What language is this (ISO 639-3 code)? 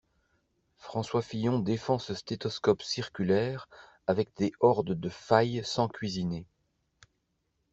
fra